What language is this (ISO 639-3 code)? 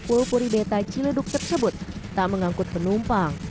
ind